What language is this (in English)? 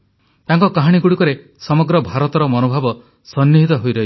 Odia